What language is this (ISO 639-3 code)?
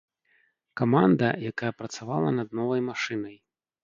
bel